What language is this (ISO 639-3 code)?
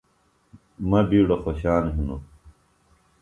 phl